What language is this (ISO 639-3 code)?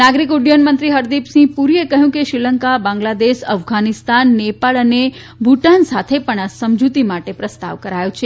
guj